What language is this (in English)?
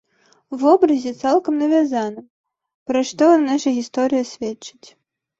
Belarusian